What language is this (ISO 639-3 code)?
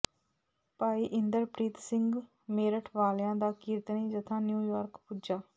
pan